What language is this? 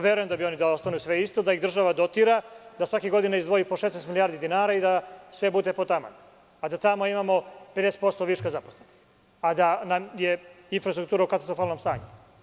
Serbian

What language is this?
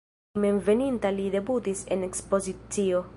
Esperanto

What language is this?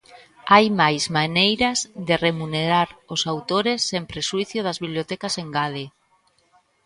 Galician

